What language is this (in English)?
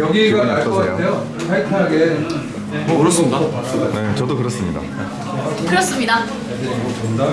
Korean